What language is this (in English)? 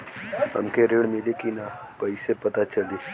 Bhojpuri